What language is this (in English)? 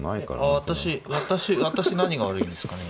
Japanese